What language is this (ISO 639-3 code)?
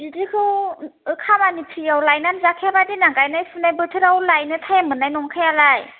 brx